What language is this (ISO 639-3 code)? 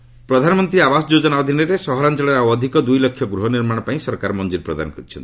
ori